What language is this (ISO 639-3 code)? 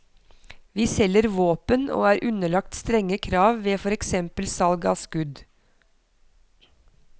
nor